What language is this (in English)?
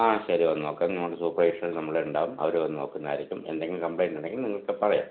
Malayalam